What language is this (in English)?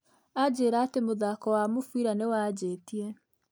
Kikuyu